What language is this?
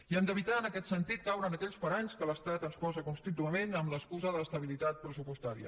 Catalan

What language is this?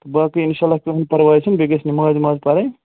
Kashmiri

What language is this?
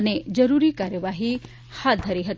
Gujarati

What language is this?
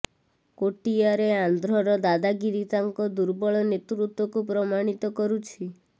Odia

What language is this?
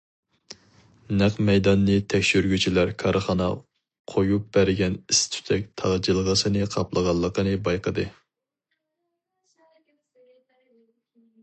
Uyghur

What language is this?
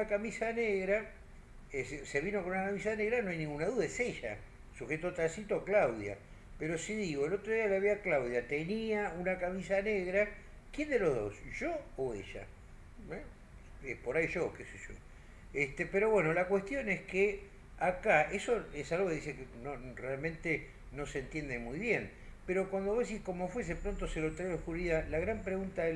Spanish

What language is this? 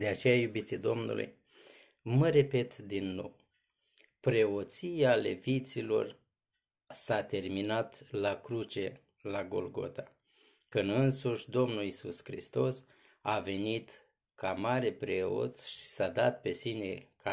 Romanian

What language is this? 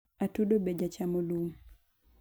Luo (Kenya and Tanzania)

